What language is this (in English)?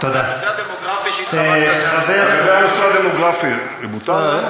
Hebrew